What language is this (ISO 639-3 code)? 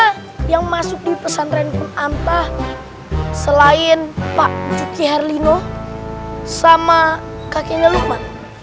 ind